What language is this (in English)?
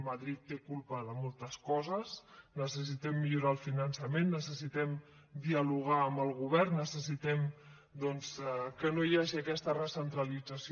Catalan